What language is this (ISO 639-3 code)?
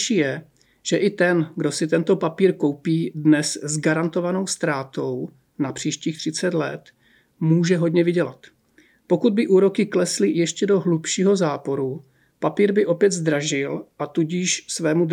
ces